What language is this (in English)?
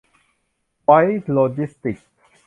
Thai